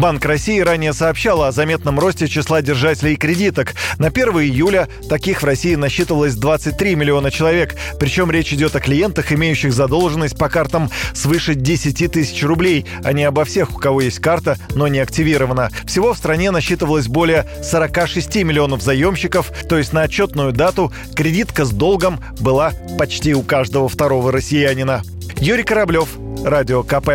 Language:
Russian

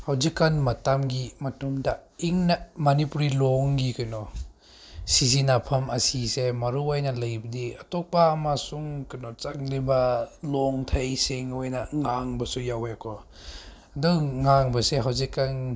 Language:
Manipuri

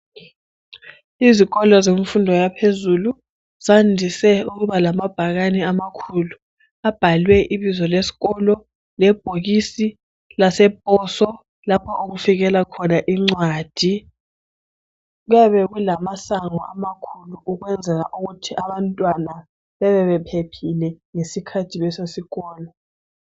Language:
North Ndebele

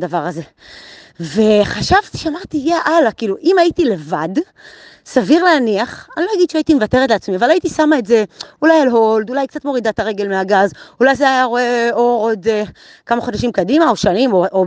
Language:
Hebrew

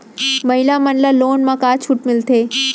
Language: Chhattisgarhi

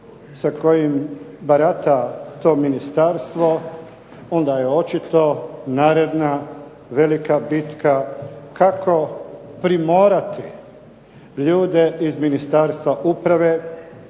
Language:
Croatian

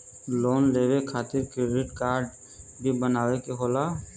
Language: Bhojpuri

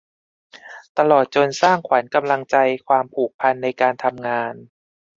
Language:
Thai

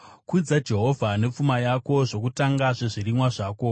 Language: Shona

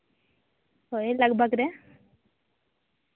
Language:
Santali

